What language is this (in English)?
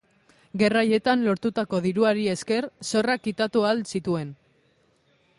Basque